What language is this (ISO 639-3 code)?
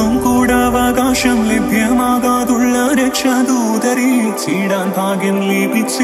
mal